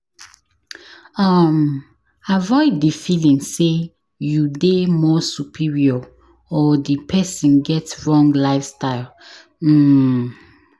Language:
Nigerian Pidgin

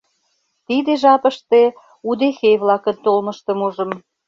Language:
Mari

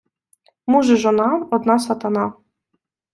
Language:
Ukrainian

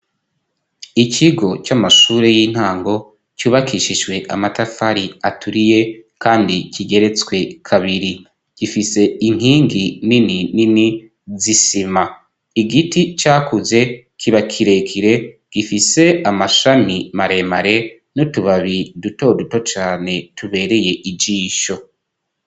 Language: Rundi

